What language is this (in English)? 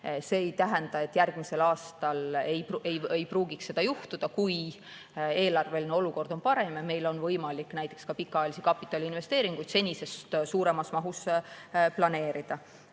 Estonian